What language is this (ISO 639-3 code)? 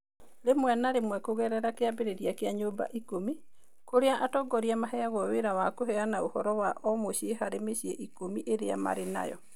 kik